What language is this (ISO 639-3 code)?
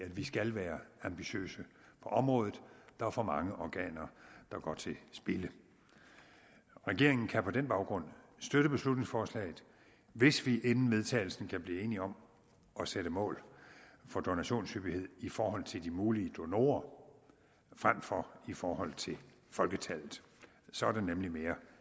dan